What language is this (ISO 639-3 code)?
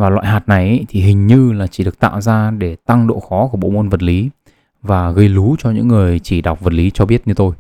vie